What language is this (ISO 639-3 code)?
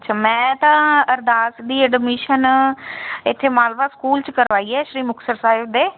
pan